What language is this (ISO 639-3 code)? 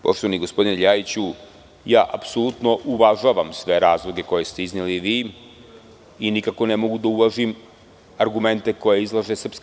srp